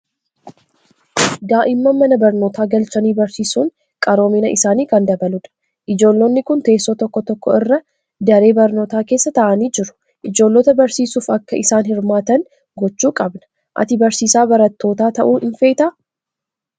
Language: Oromo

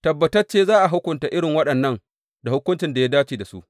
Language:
Hausa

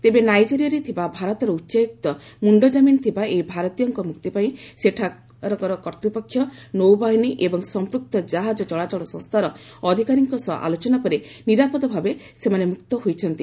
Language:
Odia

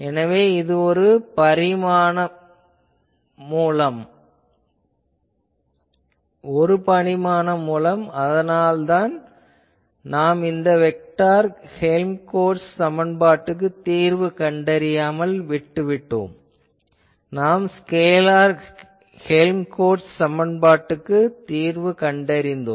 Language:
Tamil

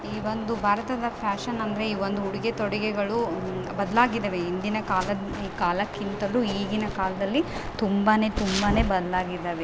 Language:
Kannada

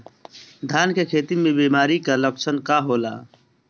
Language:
Bhojpuri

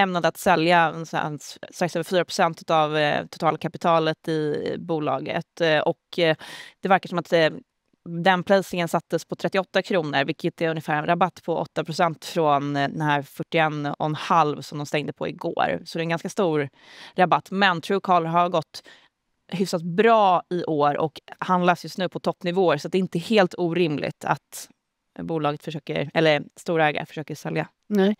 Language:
Swedish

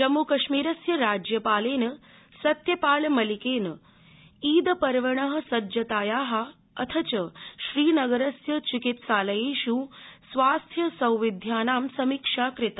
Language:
Sanskrit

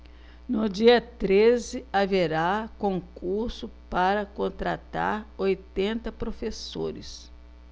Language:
Portuguese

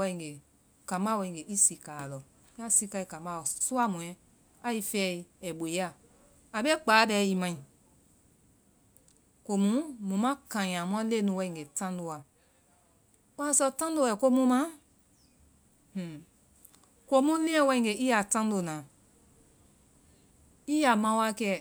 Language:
Vai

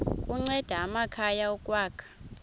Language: Xhosa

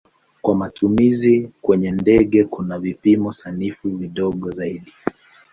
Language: Swahili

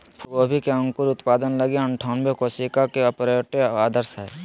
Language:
Magahi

